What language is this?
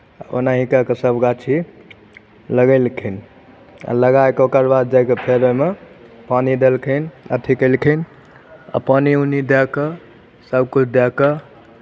Maithili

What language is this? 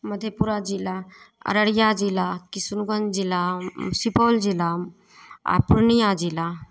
Maithili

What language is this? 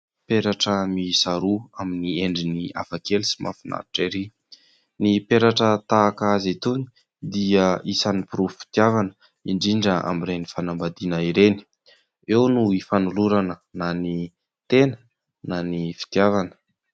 Malagasy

